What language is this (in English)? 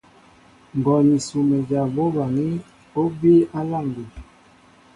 Mbo (Cameroon)